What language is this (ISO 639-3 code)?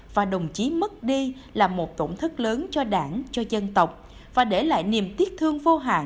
vie